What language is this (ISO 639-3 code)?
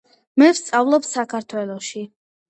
kat